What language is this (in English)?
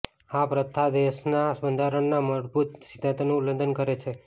Gujarati